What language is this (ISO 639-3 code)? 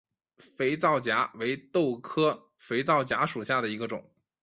zho